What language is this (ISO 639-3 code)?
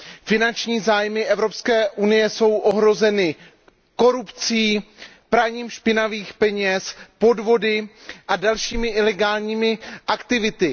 ces